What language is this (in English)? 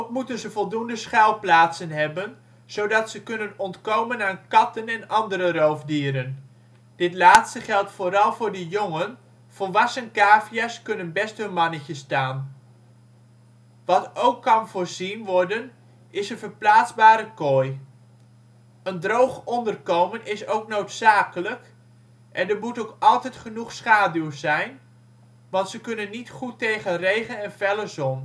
Dutch